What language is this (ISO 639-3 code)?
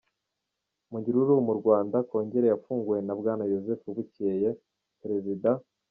kin